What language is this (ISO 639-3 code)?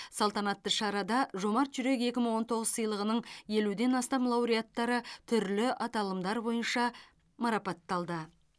kaz